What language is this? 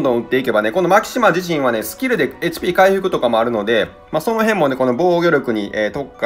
Japanese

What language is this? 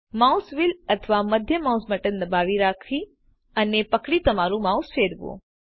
Gujarati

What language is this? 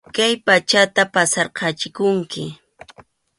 Arequipa-La Unión Quechua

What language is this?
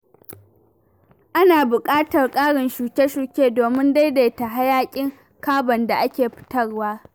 Hausa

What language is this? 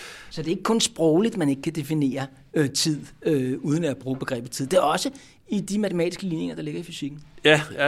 Danish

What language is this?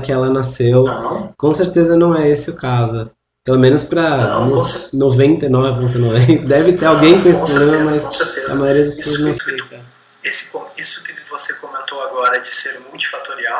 Portuguese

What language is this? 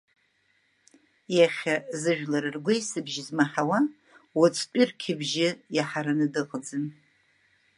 Abkhazian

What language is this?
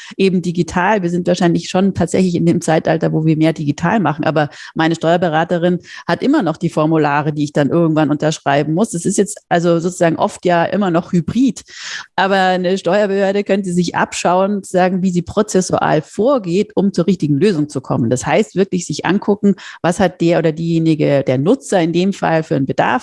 German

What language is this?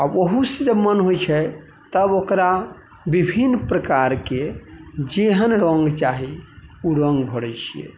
Maithili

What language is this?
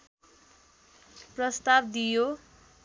Nepali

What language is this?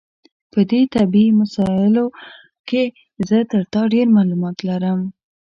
Pashto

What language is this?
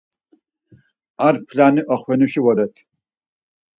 Laz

